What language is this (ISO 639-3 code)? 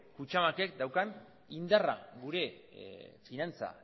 eus